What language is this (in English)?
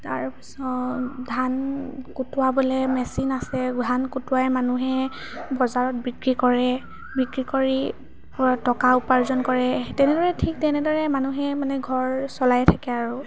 Assamese